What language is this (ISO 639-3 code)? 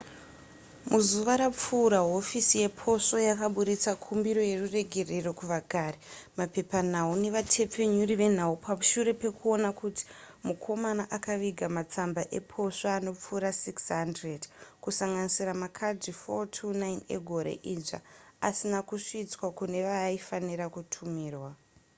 sna